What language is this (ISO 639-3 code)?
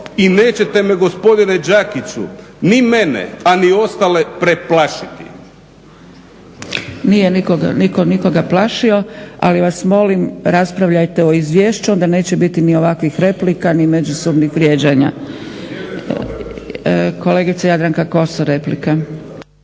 hrv